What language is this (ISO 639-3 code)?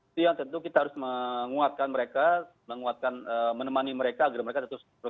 ind